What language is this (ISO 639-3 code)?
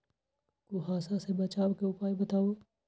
mag